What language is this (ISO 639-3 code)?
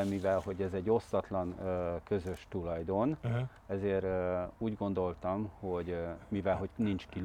hun